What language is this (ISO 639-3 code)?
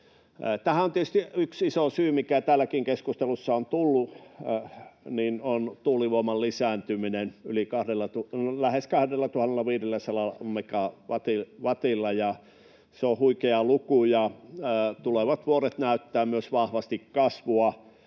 fin